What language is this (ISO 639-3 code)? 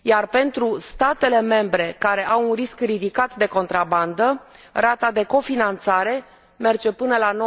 ron